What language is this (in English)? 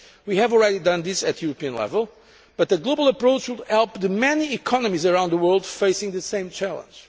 English